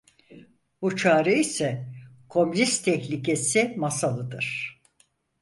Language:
Turkish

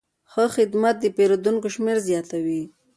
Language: Pashto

